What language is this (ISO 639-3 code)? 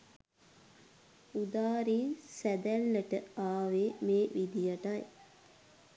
sin